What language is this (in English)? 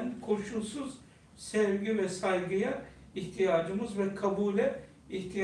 Turkish